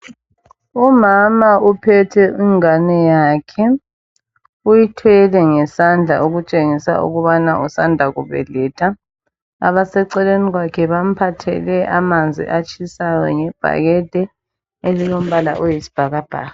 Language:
North Ndebele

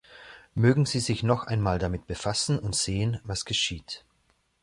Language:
German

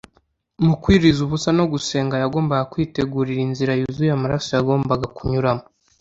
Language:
Kinyarwanda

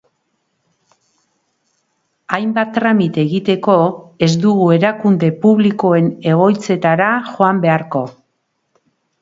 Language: Basque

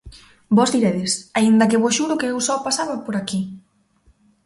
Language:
Galician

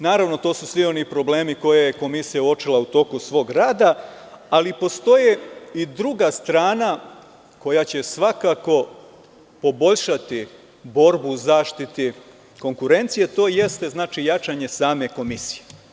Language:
Serbian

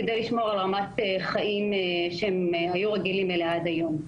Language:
Hebrew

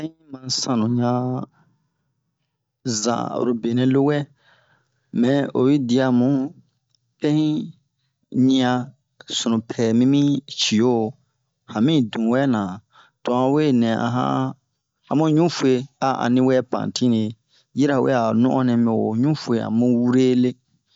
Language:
Bomu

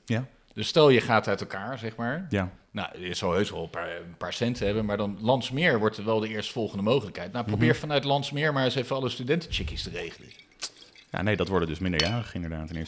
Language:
Dutch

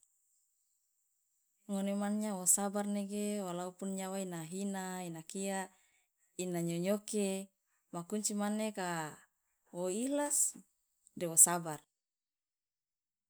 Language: Loloda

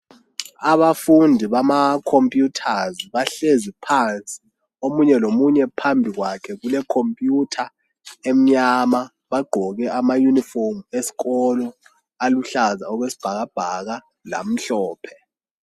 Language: North Ndebele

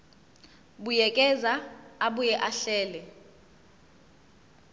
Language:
Zulu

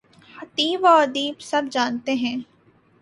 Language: Urdu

